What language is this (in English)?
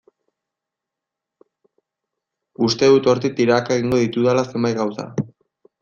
Basque